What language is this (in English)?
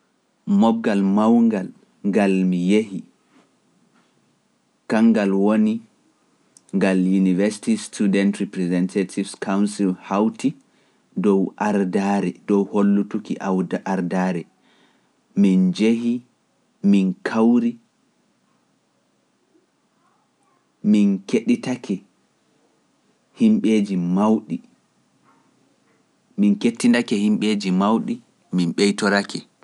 Pular